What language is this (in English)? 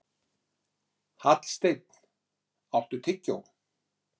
Icelandic